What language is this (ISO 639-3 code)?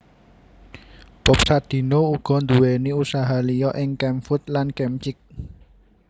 jav